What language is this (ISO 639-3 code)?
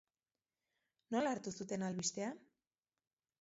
eus